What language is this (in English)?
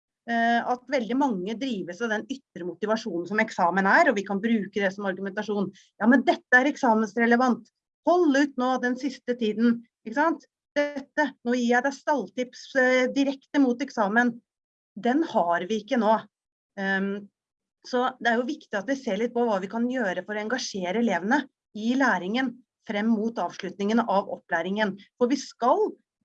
Norwegian